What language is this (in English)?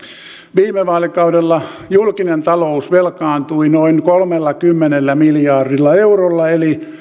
Finnish